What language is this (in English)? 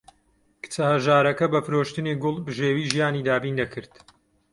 Central Kurdish